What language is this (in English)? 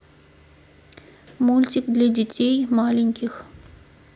Russian